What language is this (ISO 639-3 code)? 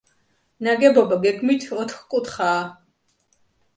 kat